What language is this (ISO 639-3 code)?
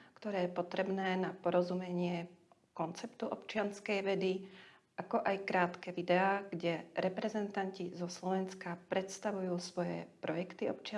slk